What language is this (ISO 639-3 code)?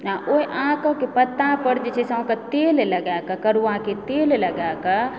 mai